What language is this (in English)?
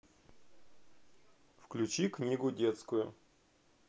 Russian